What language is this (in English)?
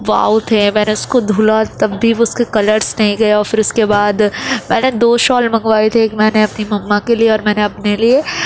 Urdu